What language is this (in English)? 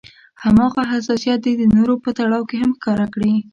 Pashto